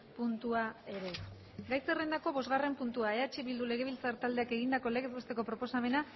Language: Basque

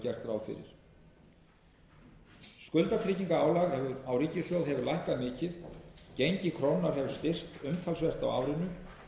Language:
Icelandic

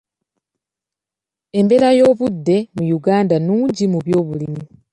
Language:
Ganda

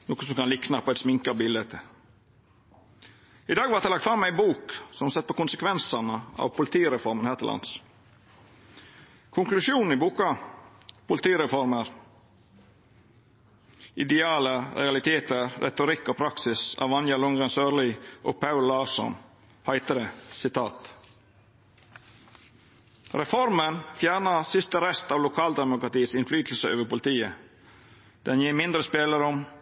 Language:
Norwegian Nynorsk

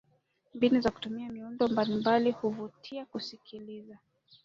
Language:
Swahili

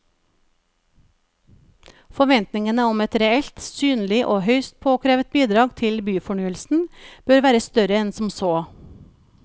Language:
Norwegian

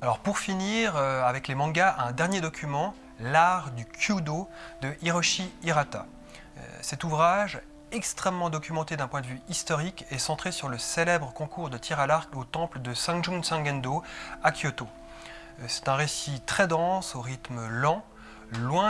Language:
French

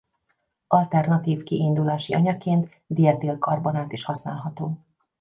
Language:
Hungarian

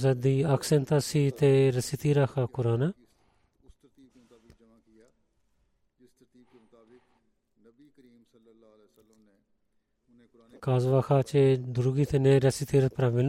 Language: Bulgarian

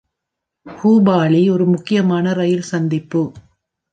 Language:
Tamil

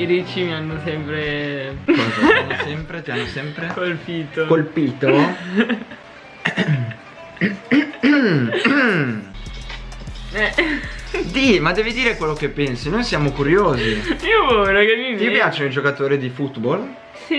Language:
Italian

